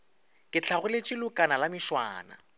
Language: Northern Sotho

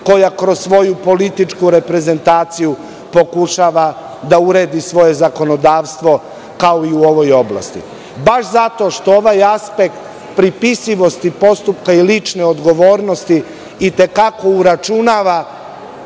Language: Serbian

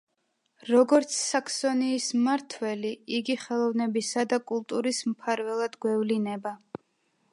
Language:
Georgian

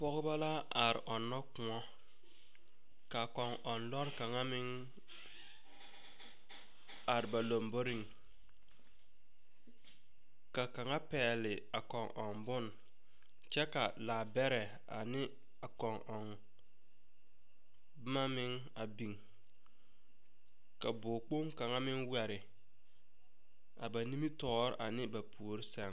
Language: Southern Dagaare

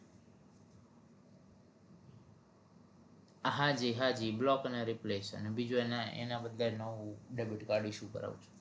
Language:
Gujarati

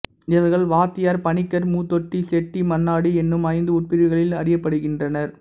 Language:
Tamil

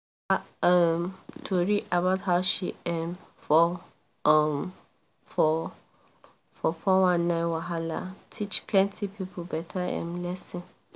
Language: Nigerian Pidgin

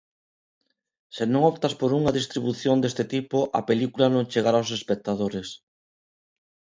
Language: Galician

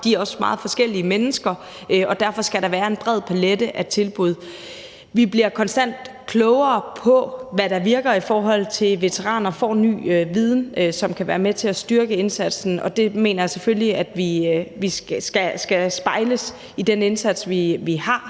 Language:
Danish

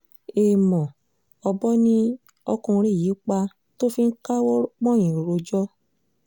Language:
Yoruba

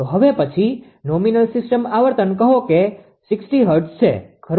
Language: Gujarati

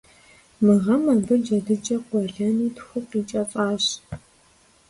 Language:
Kabardian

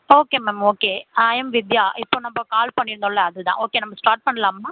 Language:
Tamil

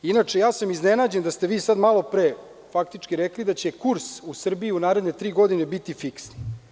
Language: Serbian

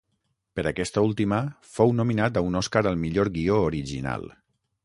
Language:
Catalan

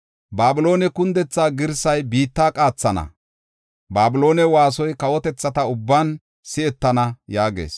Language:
Gofa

